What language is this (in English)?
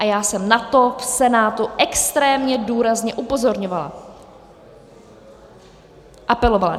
Czech